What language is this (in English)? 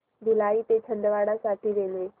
Marathi